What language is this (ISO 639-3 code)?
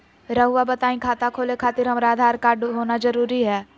mag